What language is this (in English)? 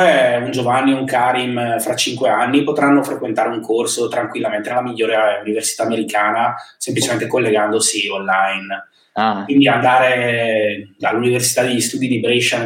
Italian